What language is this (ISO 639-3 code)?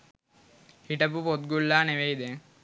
sin